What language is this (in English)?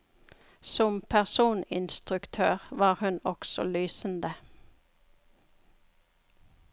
Norwegian